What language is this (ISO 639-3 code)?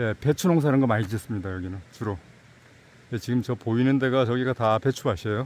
kor